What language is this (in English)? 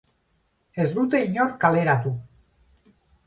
Basque